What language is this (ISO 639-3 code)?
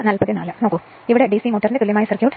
mal